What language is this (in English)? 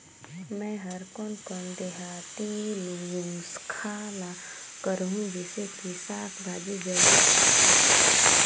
Chhattisgarhi